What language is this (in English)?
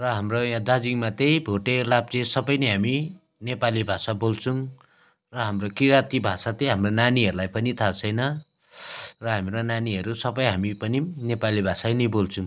Nepali